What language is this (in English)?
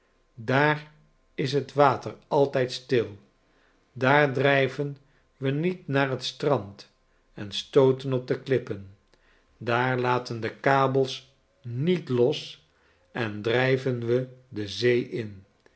Dutch